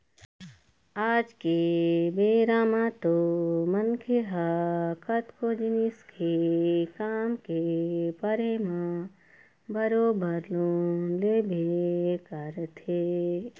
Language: Chhattisgarhi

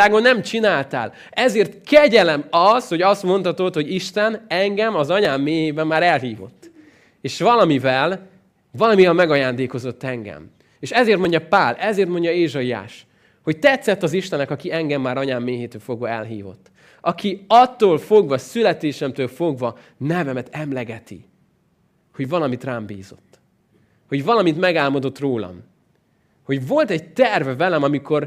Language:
Hungarian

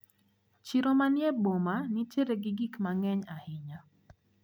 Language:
Luo (Kenya and Tanzania)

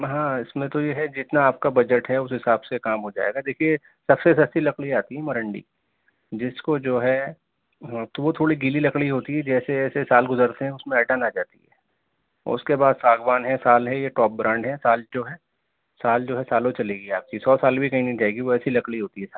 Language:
Urdu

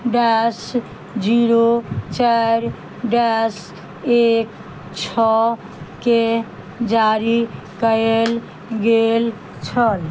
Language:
Maithili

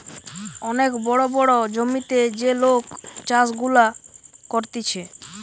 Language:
Bangla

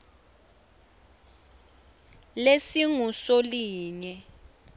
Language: Swati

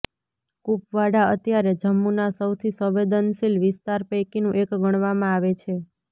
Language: Gujarati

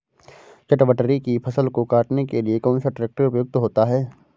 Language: Hindi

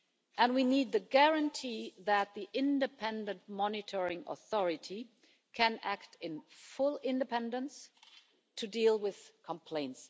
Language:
English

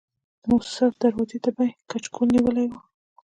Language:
Pashto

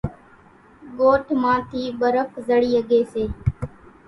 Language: Kachi Koli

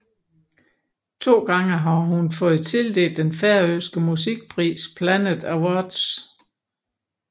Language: Danish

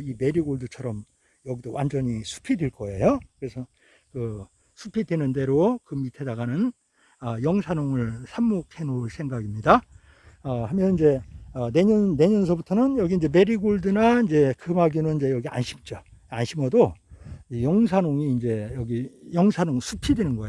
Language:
Korean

